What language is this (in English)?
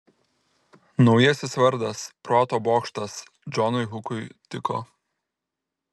Lithuanian